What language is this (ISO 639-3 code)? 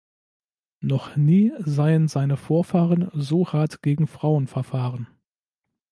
deu